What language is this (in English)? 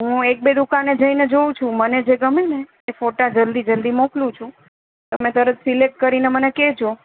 Gujarati